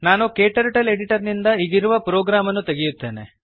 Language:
Kannada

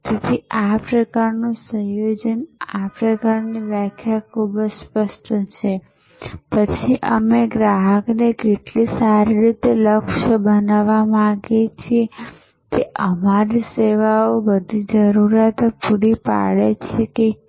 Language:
Gujarati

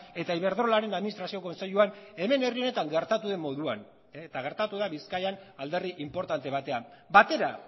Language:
Basque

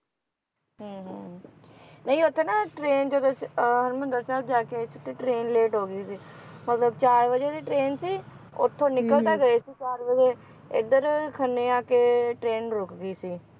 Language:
Punjabi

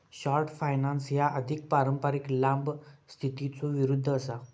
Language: Marathi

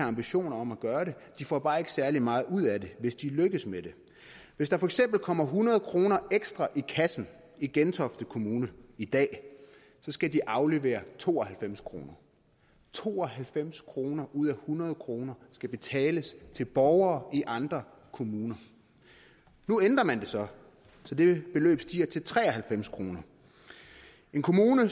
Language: Danish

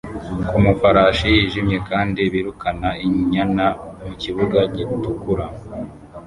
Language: Kinyarwanda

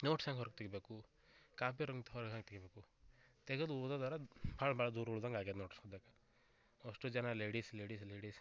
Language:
Kannada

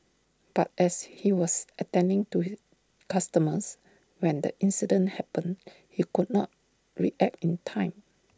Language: English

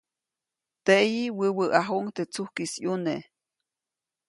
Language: Copainalá Zoque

